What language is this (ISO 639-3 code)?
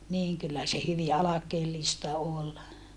fin